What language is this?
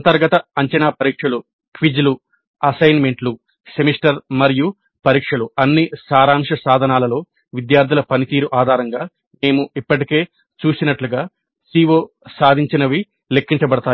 Telugu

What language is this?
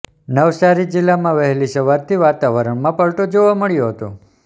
Gujarati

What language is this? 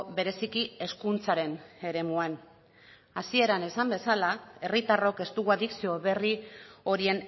Basque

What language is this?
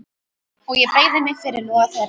Icelandic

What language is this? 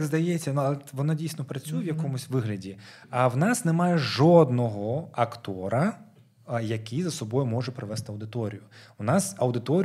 Ukrainian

